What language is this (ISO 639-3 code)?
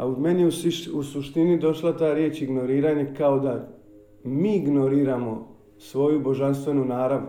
hrv